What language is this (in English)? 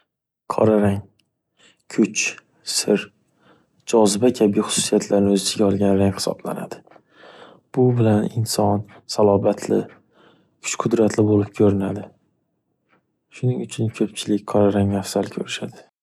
Uzbek